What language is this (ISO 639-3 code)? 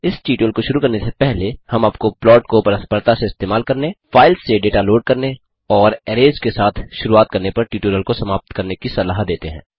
hin